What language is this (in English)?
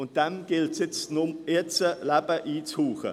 Swiss German